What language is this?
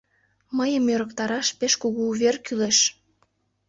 Mari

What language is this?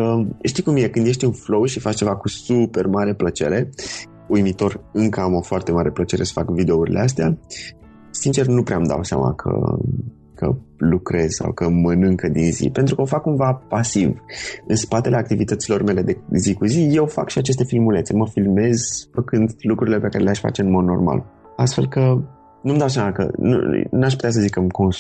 Romanian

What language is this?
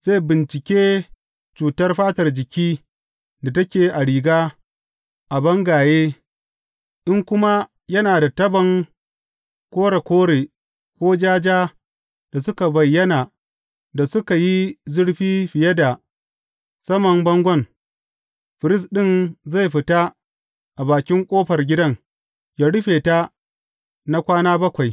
Hausa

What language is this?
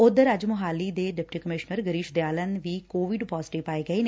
Punjabi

